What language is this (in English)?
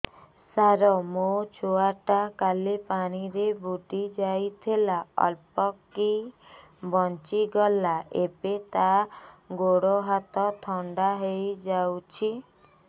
Odia